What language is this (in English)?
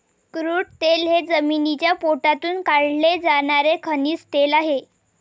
Marathi